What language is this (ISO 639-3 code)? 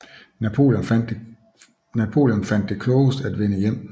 dan